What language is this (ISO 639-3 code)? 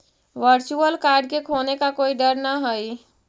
mag